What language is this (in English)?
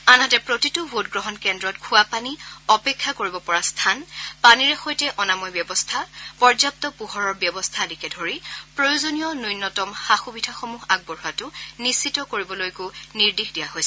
Assamese